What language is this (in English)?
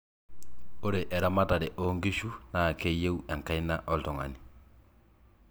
Masai